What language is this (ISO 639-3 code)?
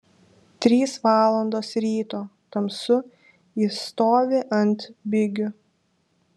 lit